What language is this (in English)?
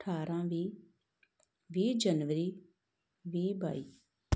Punjabi